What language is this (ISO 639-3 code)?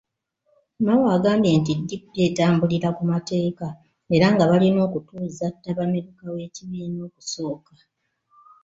lug